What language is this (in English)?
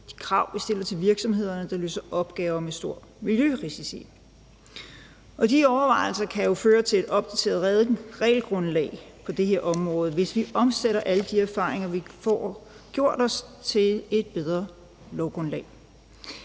Danish